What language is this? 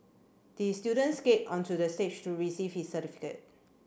English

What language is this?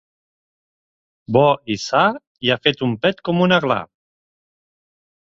Catalan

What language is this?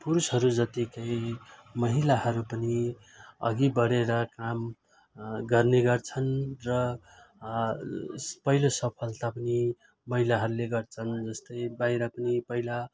Nepali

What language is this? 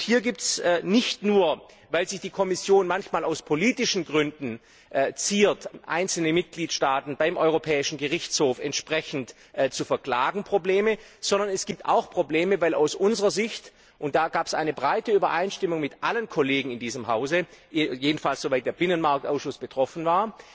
German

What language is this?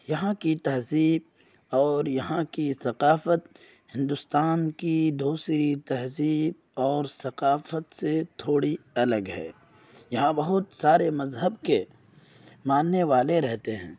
Urdu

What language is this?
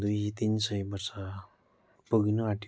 Nepali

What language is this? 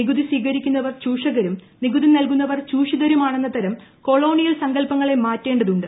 Malayalam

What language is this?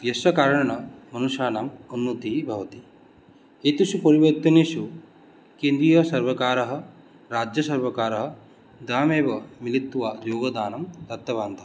Sanskrit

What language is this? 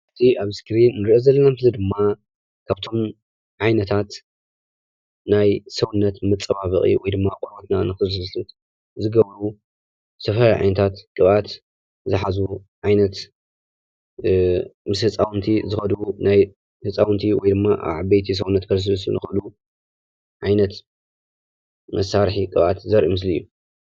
Tigrinya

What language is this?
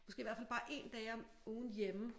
Danish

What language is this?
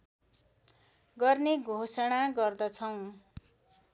Nepali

